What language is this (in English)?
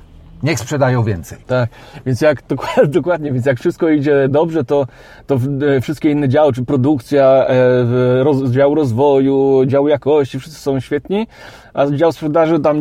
Polish